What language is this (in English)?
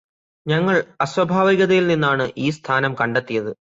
Malayalam